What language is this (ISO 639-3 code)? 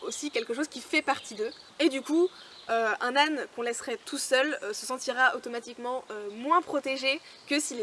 fra